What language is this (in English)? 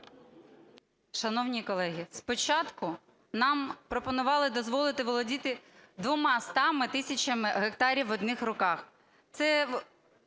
Ukrainian